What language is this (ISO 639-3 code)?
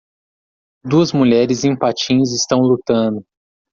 por